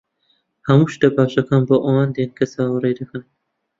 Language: Central Kurdish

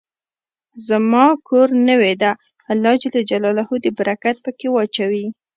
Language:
Pashto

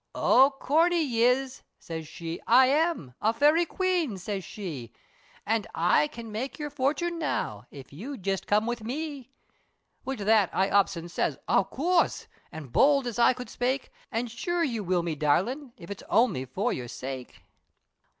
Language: English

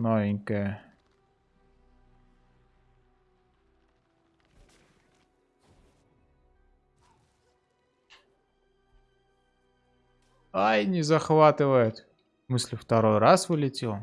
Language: Russian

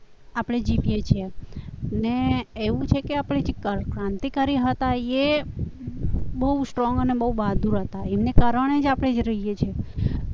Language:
Gujarati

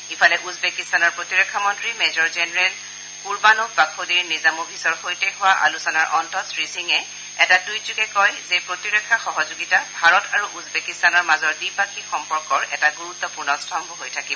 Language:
Assamese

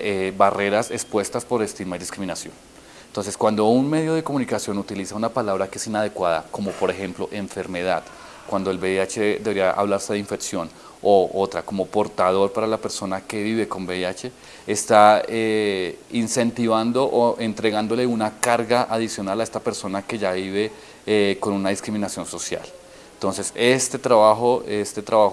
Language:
Spanish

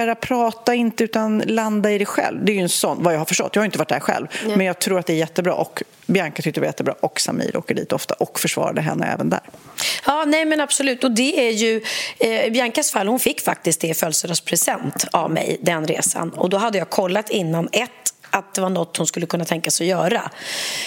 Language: Swedish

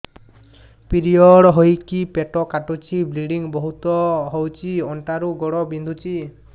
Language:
Odia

